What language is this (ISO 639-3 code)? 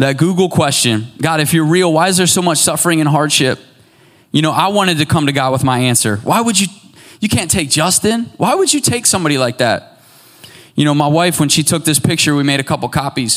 eng